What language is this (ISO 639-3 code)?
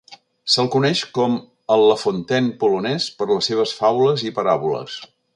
cat